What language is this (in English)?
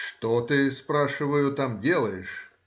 Russian